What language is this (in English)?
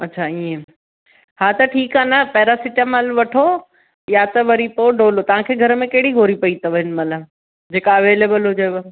Sindhi